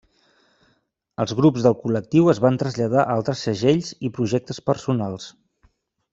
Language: Catalan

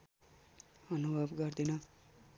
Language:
Nepali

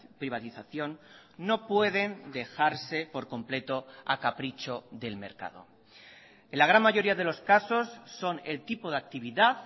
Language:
Spanish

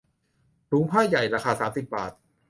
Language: Thai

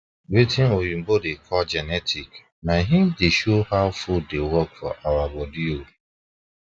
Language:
Nigerian Pidgin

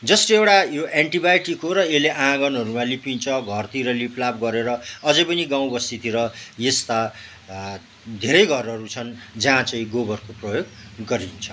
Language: Nepali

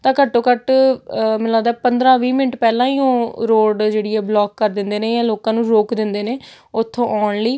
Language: Punjabi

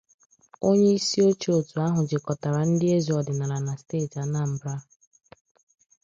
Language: Igbo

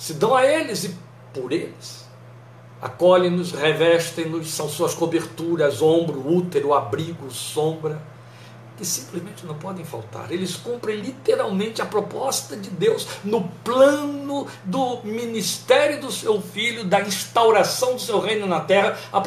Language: Portuguese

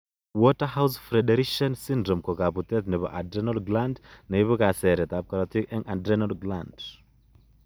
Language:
Kalenjin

